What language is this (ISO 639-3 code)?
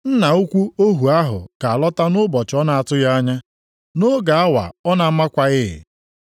ibo